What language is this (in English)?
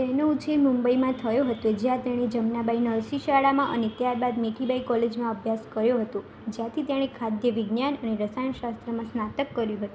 Gujarati